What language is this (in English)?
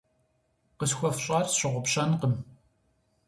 Kabardian